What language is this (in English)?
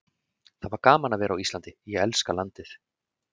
Icelandic